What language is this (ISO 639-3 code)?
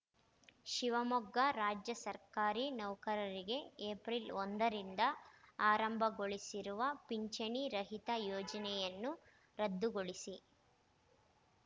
kan